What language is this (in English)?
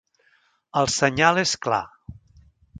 Catalan